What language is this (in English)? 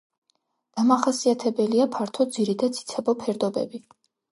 Georgian